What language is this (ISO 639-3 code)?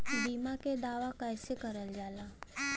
bho